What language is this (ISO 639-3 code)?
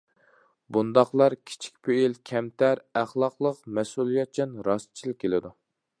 uig